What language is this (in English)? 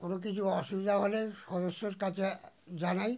Bangla